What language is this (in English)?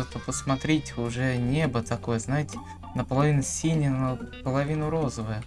Russian